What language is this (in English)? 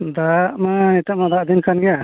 Santali